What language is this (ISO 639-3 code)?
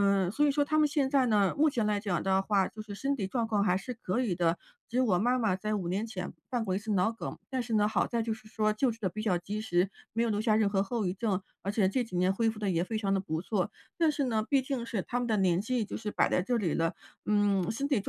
zho